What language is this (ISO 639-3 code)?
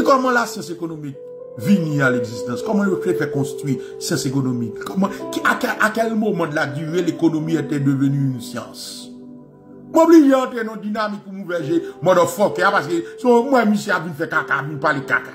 fra